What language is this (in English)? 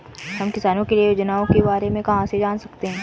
Hindi